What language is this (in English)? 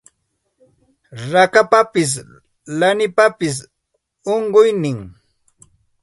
Santa Ana de Tusi Pasco Quechua